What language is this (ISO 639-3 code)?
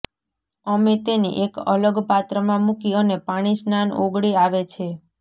guj